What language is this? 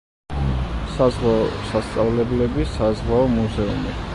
Georgian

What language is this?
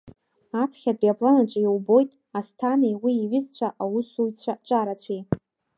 Abkhazian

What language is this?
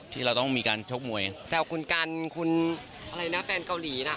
Thai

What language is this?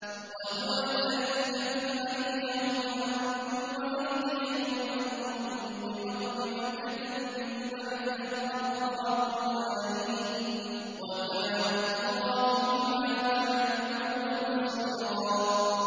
Arabic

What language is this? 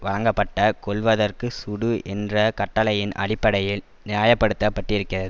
Tamil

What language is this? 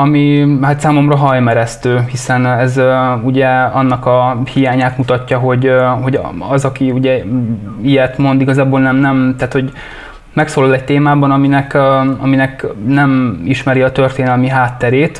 Hungarian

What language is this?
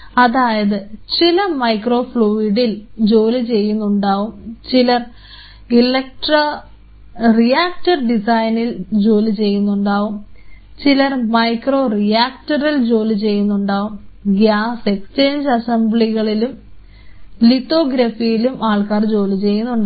Malayalam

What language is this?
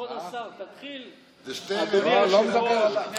Hebrew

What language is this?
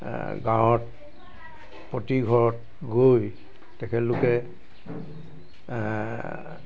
Assamese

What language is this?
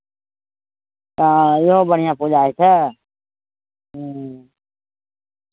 Maithili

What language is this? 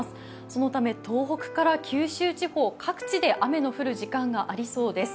Japanese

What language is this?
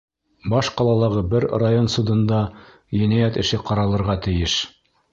Bashkir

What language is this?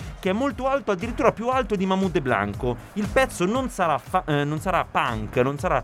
Italian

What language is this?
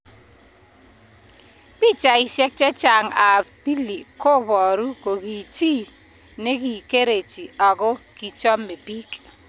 Kalenjin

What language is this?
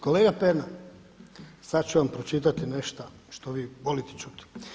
Croatian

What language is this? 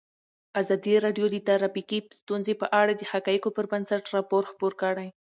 Pashto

